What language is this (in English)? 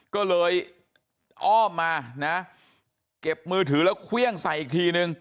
Thai